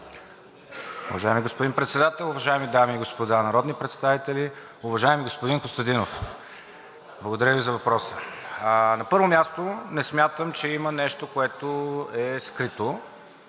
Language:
Bulgarian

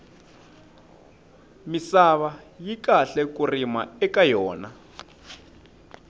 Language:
Tsonga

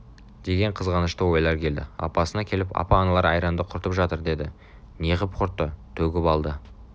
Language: Kazakh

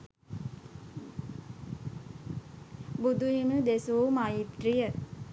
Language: Sinhala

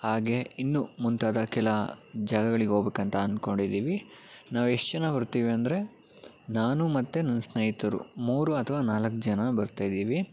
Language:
Kannada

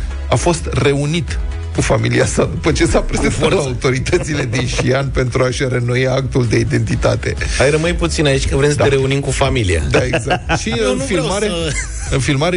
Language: Romanian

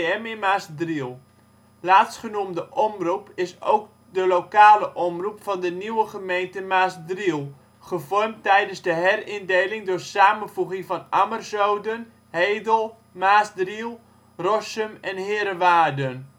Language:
Dutch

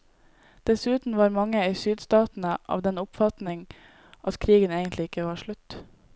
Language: Norwegian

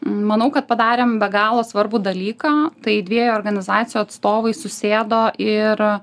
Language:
Lithuanian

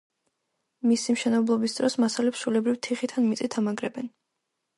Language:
Georgian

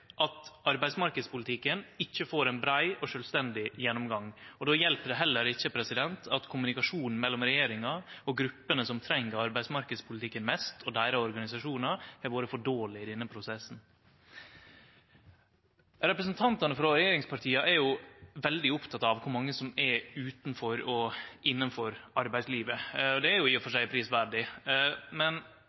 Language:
Norwegian Nynorsk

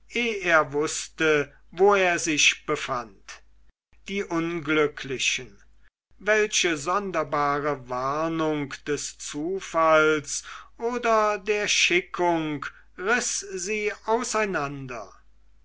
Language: German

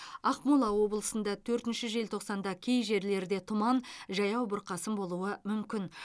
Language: Kazakh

